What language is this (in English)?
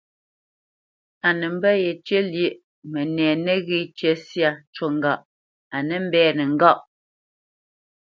Bamenyam